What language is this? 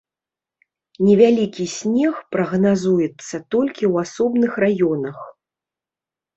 Belarusian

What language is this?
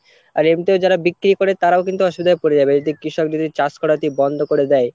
Bangla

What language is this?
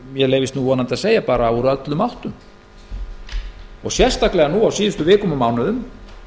Icelandic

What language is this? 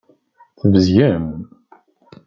Kabyle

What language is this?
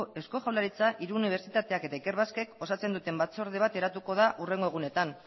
Basque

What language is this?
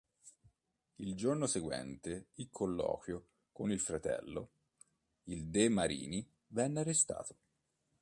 Italian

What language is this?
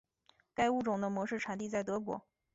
Chinese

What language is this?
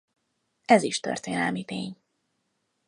Hungarian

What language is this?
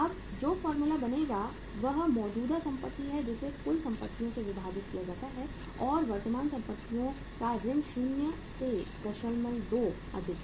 Hindi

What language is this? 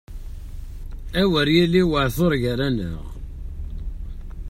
Kabyle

